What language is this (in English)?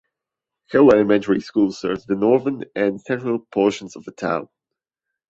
English